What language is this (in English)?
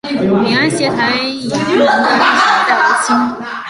Chinese